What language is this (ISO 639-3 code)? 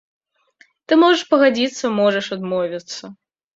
bel